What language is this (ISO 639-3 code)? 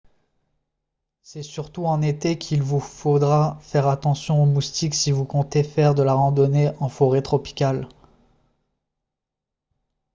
fra